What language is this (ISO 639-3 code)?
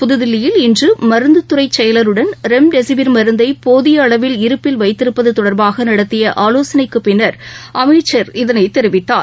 tam